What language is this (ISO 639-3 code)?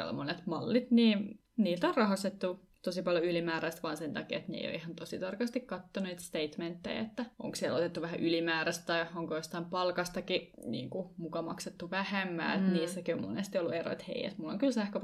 fin